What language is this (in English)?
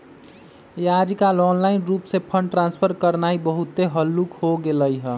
Magahi